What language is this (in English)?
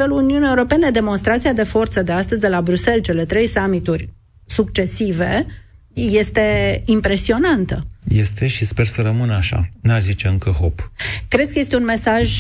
Romanian